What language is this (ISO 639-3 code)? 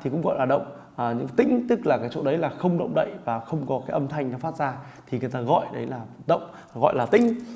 vie